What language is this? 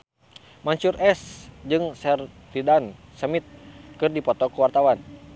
Sundanese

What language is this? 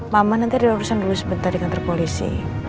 Indonesian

